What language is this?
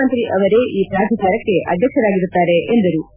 Kannada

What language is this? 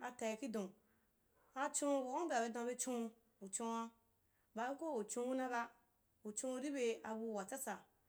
Wapan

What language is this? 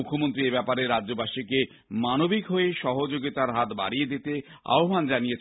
Bangla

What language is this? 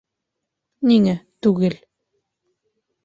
Bashkir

